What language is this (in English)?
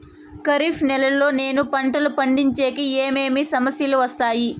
Telugu